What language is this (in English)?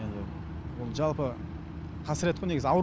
Kazakh